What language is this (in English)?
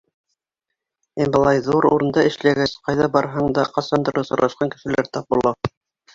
Bashkir